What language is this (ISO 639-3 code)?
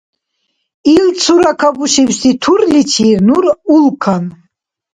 dar